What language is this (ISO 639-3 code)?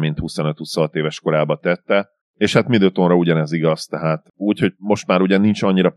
hun